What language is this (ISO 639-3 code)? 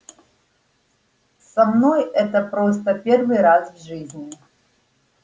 rus